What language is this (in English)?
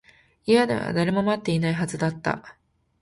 Japanese